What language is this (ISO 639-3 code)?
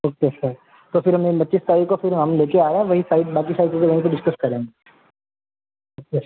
hin